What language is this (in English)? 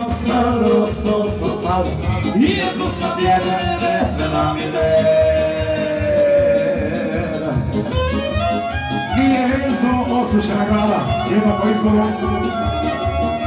Romanian